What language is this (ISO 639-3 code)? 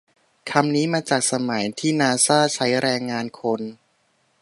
tha